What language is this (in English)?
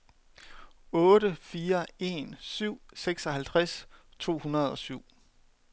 Danish